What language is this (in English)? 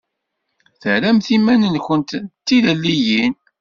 Kabyle